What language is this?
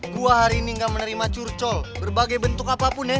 Indonesian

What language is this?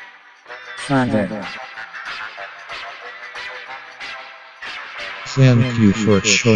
English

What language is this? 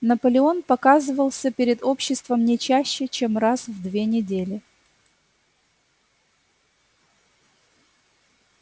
Russian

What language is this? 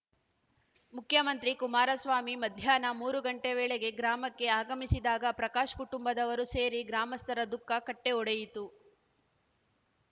Kannada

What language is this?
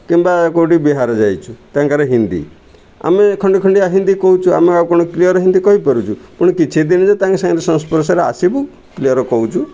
Odia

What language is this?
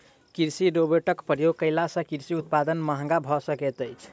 Maithili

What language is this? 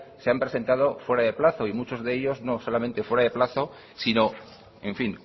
Spanish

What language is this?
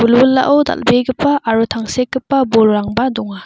Garo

